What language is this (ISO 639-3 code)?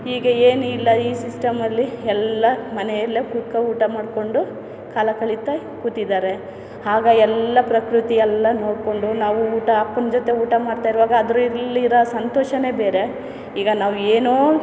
kan